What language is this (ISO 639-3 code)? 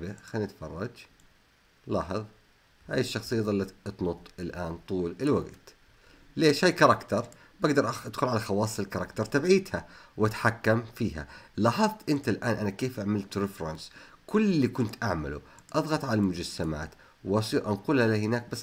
ara